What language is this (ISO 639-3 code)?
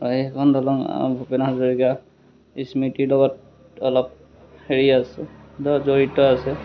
asm